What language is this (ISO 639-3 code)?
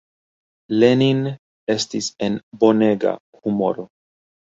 epo